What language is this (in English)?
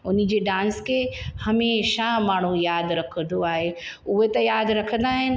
Sindhi